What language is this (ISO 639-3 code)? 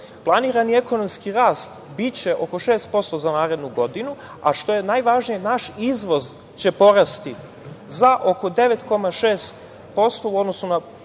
srp